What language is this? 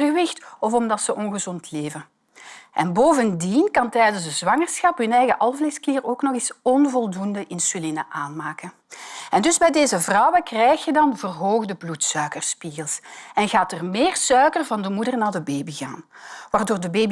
Dutch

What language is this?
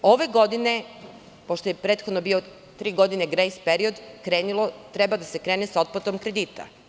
Serbian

